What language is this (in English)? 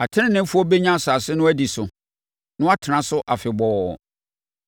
Akan